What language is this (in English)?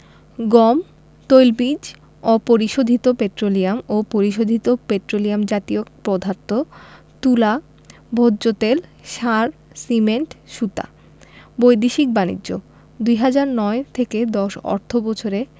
Bangla